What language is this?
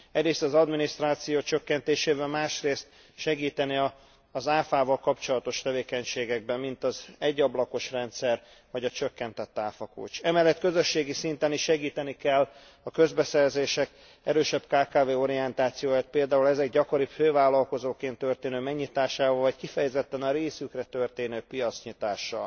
Hungarian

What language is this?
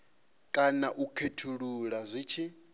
Venda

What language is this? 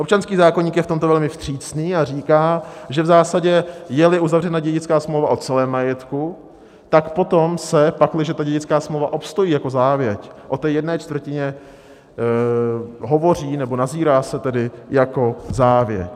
Czech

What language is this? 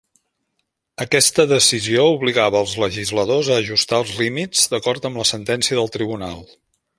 Catalan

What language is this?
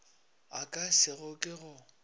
Northern Sotho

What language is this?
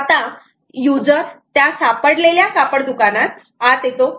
Marathi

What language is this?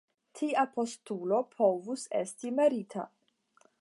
Esperanto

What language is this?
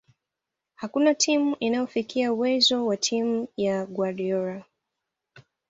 Swahili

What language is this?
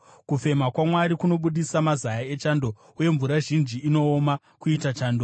Shona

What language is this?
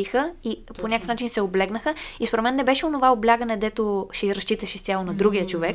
Bulgarian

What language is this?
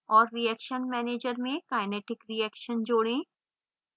Hindi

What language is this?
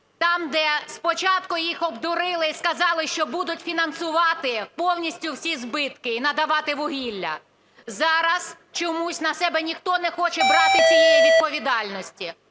Ukrainian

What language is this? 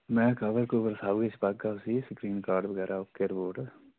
Dogri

